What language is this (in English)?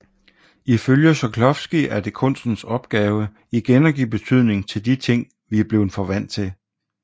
Danish